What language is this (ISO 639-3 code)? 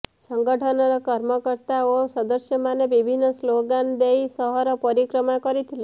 ori